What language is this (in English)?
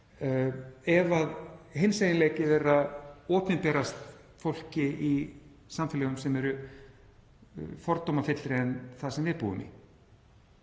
Icelandic